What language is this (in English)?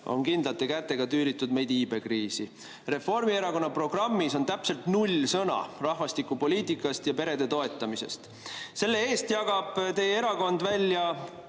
Estonian